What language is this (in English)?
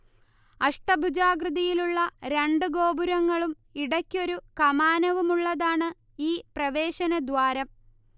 Malayalam